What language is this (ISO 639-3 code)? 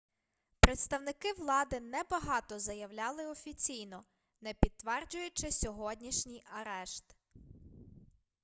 ukr